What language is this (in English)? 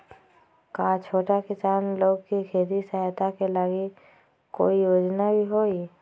Magahi